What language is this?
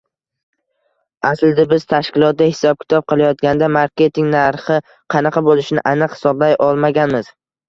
Uzbek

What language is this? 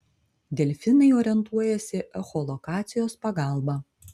Lithuanian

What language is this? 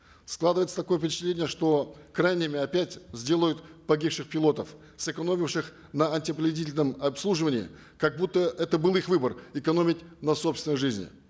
Kazakh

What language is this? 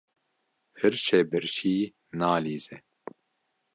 Kurdish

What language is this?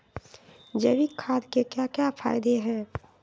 Magahi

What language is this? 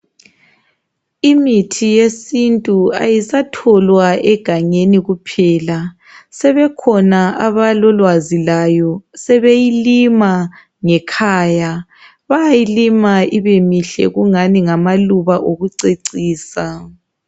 North Ndebele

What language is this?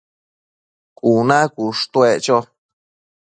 Matsés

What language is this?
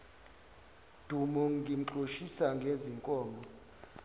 Zulu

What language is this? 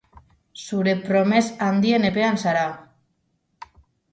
Basque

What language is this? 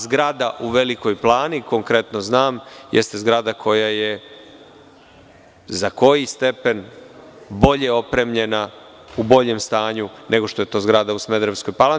Serbian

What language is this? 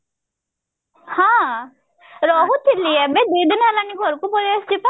Odia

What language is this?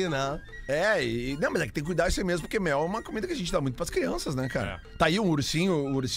Portuguese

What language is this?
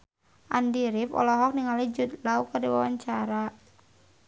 Sundanese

